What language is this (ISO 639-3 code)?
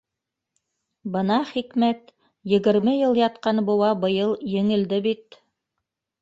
bak